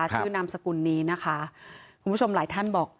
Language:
Thai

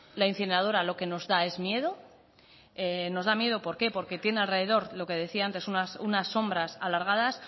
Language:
Spanish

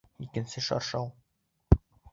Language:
Bashkir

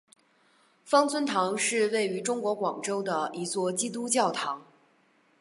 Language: Chinese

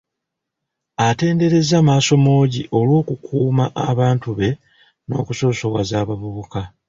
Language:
Ganda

